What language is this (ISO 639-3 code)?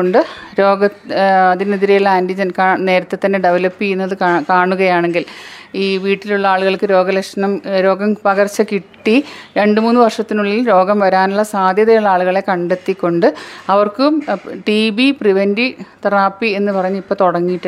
mal